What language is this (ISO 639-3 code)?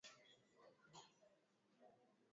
swa